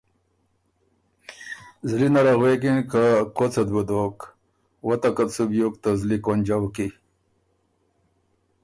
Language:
Ormuri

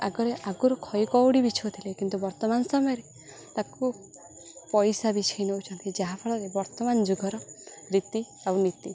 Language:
Odia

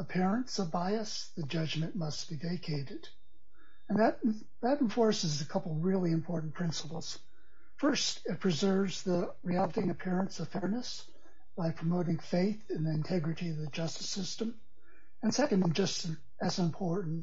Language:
English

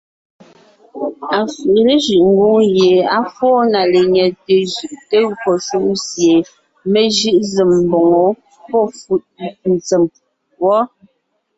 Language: Ngiemboon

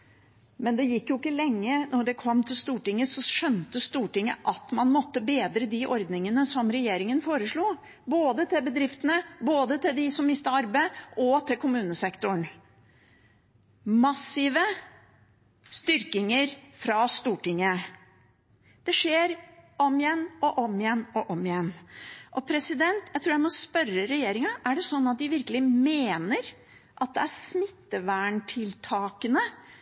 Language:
Norwegian Bokmål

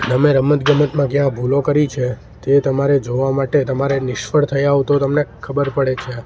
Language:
Gujarati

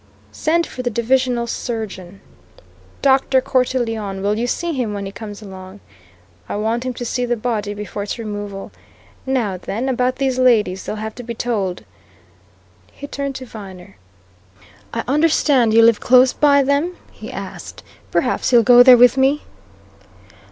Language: English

